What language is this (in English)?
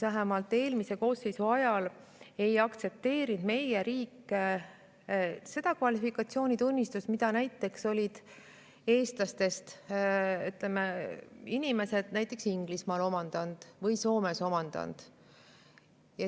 Estonian